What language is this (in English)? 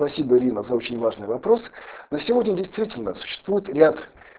Russian